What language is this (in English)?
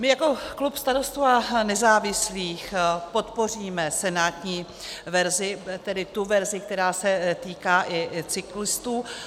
Czech